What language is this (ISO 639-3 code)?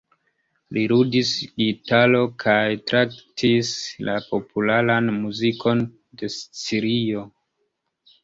epo